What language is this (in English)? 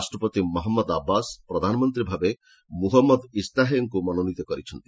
Odia